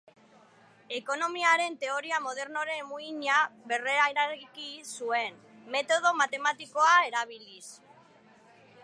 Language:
Basque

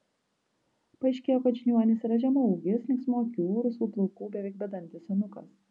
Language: Lithuanian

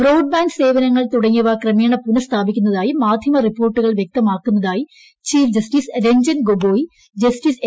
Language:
Malayalam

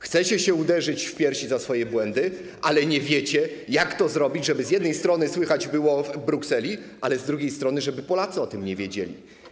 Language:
Polish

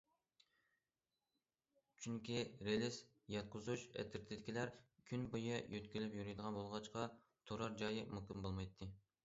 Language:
Uyghur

